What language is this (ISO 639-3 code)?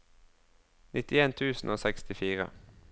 nor